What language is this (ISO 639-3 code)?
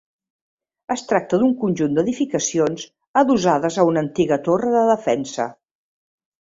cat